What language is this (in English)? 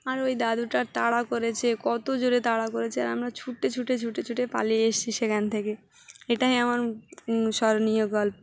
Bangla